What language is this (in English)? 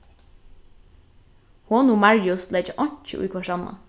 Faroese